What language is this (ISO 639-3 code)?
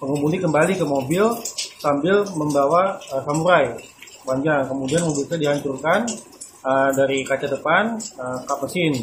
ind